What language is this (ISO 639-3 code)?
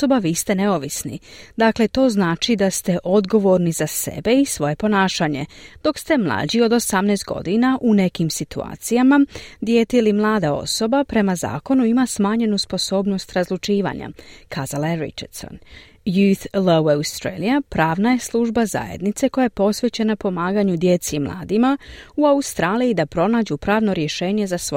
hrv